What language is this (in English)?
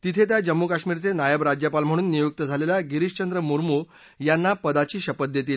Marathi